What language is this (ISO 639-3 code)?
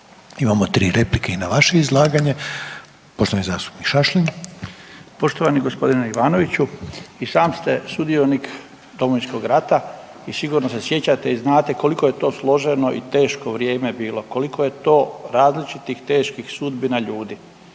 hrv